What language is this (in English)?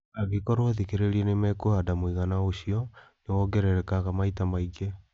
Kikuyu